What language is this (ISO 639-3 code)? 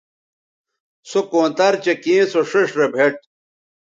btv